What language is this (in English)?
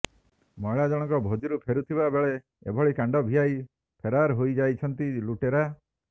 Odia